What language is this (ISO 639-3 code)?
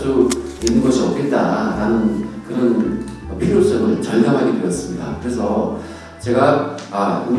kor